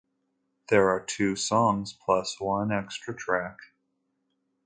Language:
English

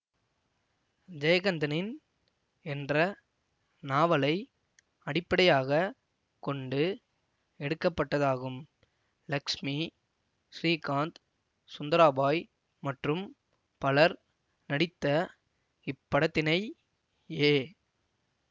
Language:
Tamil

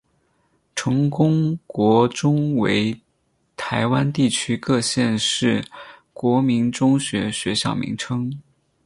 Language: Chinese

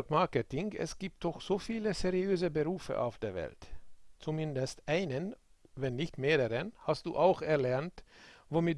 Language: German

